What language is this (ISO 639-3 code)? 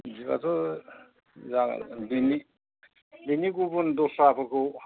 brx